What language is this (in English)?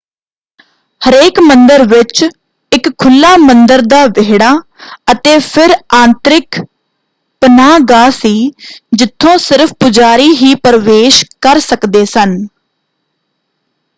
Punjabi